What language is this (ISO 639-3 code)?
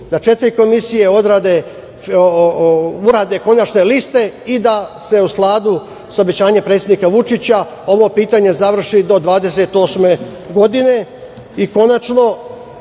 srp